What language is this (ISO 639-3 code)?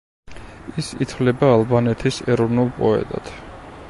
kat